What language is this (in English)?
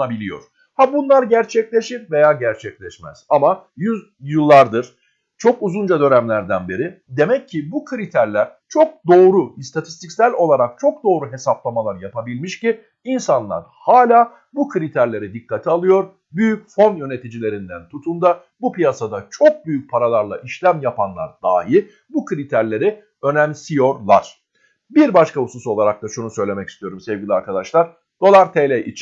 Turkish